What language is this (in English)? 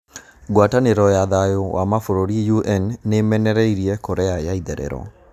Kikuyu